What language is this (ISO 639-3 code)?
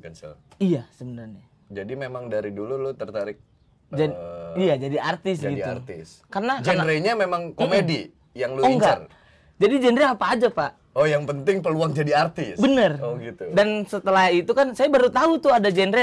ind